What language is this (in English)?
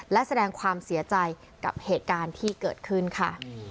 Thai